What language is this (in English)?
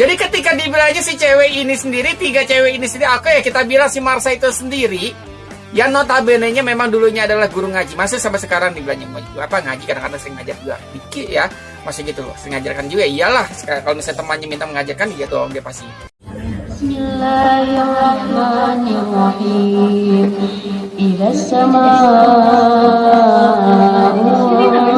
Indonesian